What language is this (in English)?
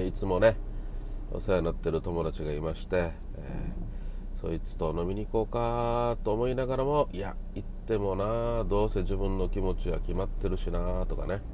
Japanese